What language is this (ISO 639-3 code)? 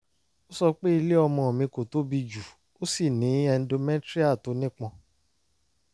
yor